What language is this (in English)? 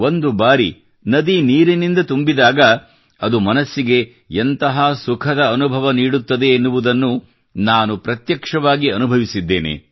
Kannada